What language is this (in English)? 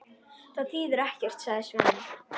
Icelandic